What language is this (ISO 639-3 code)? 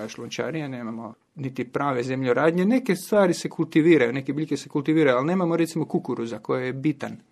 hrv